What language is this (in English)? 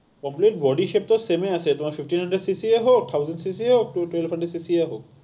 Assamese